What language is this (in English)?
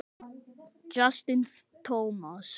Icelandic